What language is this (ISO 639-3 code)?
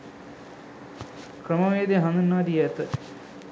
sin